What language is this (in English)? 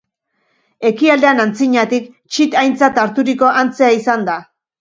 Basque